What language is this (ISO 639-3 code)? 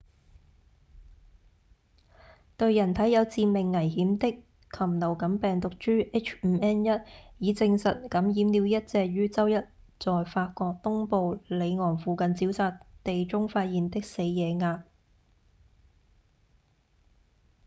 yue